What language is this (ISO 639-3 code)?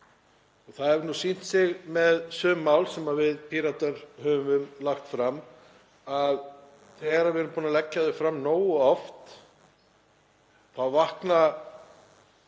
isl